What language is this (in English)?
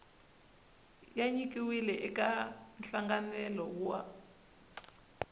Tsonga